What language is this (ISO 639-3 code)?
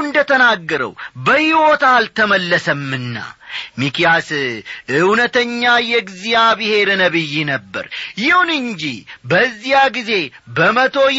amh